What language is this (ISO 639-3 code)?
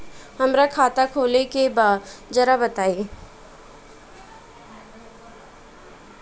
bho